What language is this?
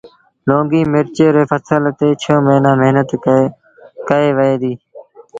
Sindhi Bhil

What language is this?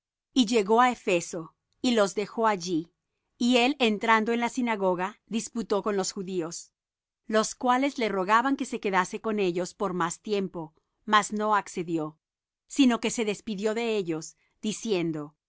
Spanish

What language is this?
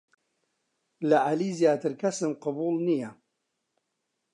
Central Kurdish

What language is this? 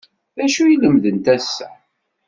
Kabyle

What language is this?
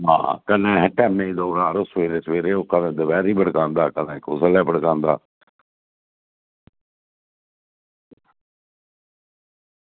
Dogri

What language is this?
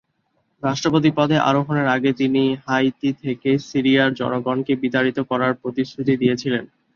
Bangla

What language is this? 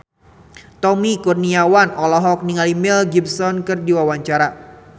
Sundanese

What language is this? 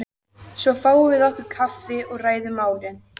Icelandic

